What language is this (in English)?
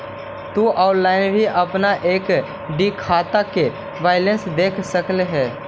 Magahi